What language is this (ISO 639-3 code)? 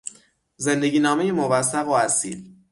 fas